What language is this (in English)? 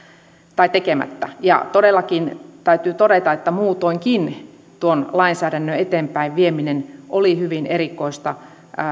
Finnish